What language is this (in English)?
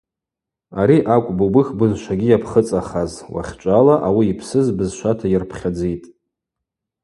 Abaza